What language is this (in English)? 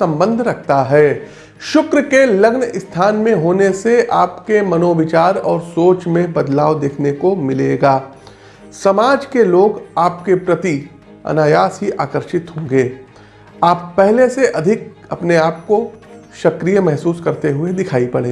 Hindi